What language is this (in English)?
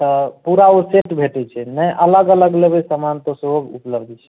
Maithili